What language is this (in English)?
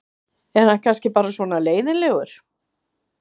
Icelandic